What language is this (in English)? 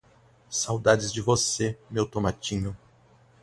Portuguese